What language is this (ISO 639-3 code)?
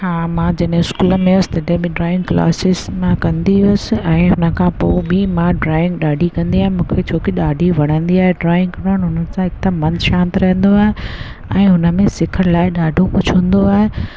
snd